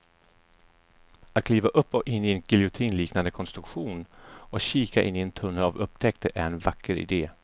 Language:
Swedish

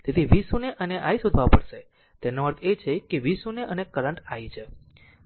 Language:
Gujarati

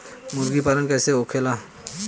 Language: Bhojpuri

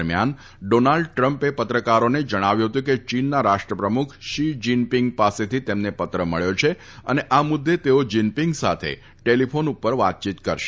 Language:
Gujarati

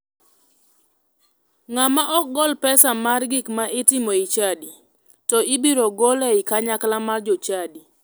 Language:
Luo (Kenya and Tanzania)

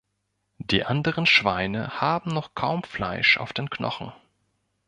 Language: German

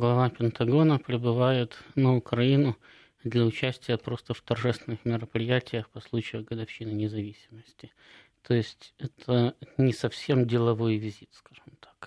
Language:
Russian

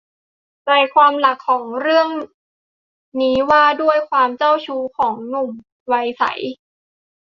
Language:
Thai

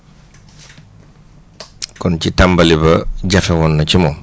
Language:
Wolof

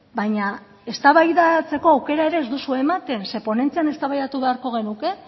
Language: Basque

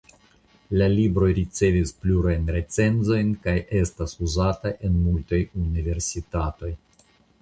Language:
Esperanto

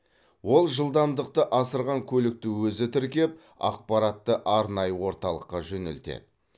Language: Kazakh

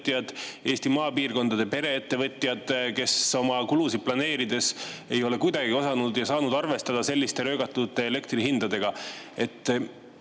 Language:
Estonian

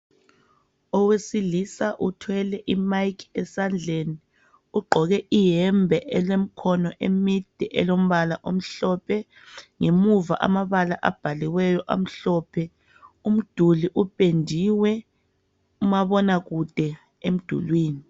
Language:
North Ndebele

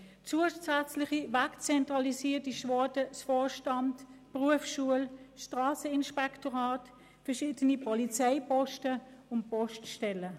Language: Swiss German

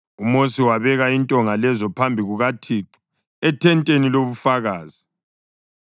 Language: North Ndebele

